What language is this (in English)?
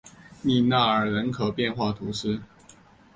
Chinese